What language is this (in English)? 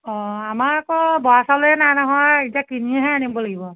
Assamese